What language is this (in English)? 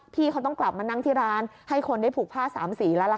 Thai